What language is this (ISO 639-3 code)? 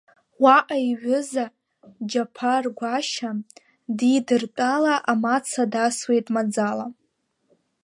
abk